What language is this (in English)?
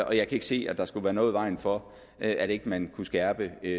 Danish